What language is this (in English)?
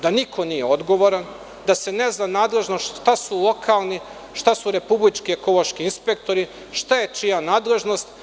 Serbian